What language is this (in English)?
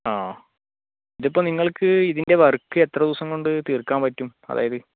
Malayalam